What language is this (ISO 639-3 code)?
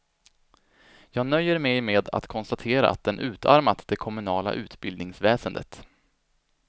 swe